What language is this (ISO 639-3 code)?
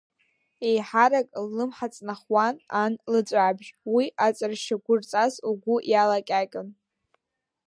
abk